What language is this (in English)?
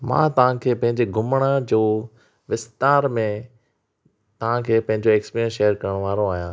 Sindhi